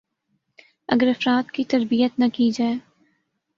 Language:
Urdu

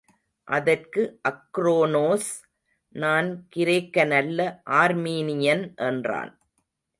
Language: Tamil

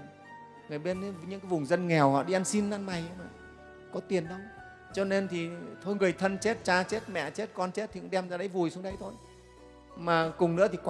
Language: Vietnamese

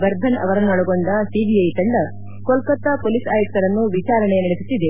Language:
Kannada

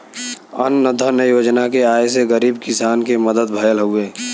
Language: Bhojpuri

